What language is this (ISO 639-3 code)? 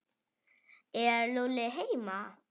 isl